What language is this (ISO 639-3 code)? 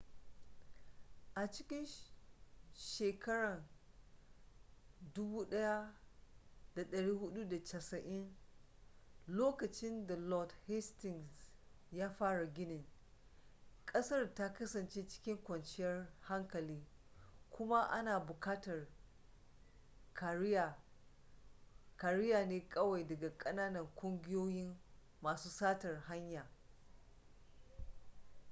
hau